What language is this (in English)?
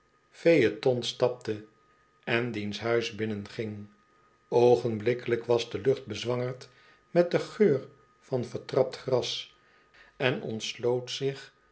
Dutch